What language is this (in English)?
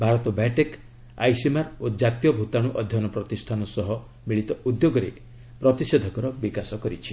Odia